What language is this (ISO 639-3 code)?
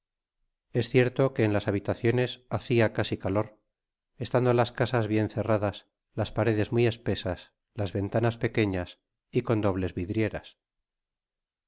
spa